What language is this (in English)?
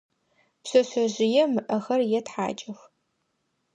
Adyghe